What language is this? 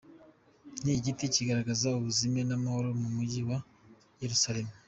Kinyarwanda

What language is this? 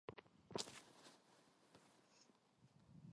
Korean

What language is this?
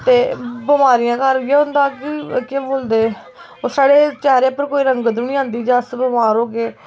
Dogri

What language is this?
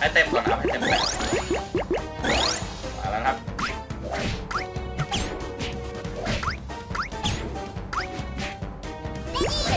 Thai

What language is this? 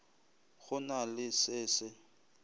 Northern Sotho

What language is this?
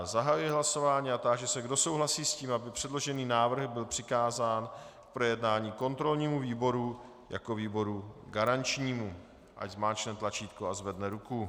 Czech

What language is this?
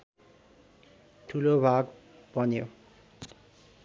Nepali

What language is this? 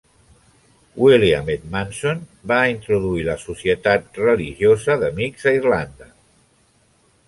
Catalan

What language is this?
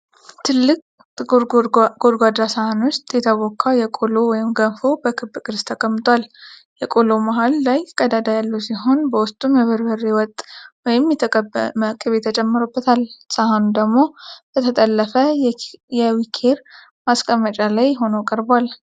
Amharic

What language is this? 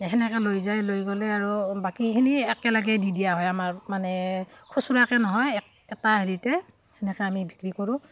Assamese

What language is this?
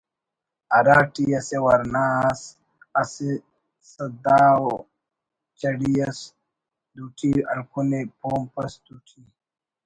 Brahui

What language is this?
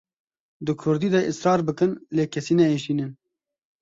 Kurdish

